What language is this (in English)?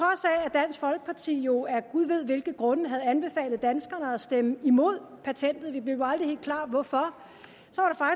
Danish